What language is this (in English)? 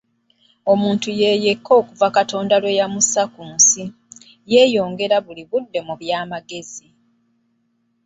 Ganda